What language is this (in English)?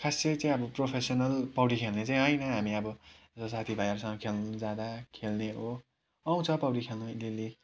Nepali